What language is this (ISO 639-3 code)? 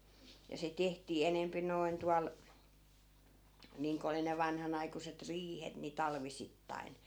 fin